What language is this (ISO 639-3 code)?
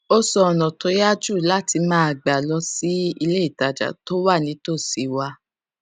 yor